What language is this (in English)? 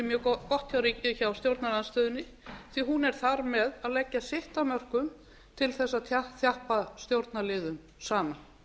Icelandic